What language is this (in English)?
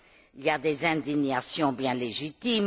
French